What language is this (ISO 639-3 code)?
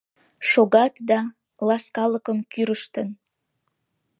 chm